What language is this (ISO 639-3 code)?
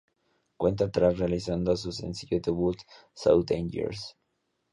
spa